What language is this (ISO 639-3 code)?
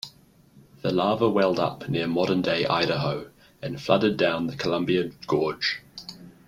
eng